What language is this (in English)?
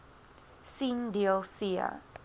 Afrikaans